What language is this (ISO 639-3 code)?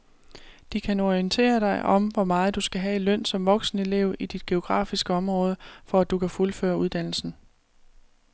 dan